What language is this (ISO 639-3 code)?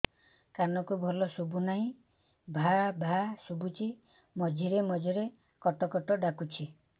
ori